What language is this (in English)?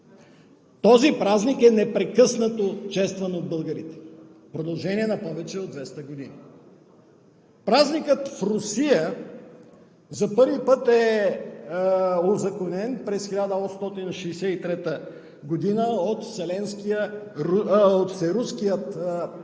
Bulgarian